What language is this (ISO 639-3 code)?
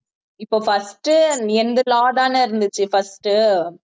tam